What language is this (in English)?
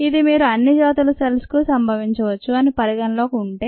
Telugu